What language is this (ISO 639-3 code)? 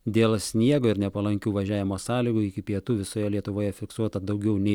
lit